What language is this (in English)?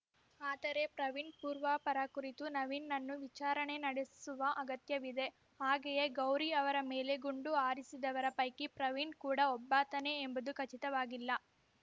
Kannada